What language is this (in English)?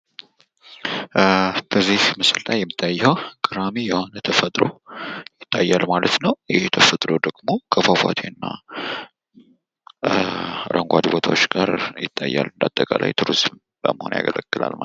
Amharic